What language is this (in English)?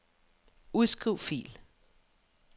Danish